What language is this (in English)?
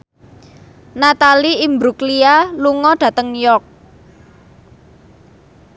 Javanese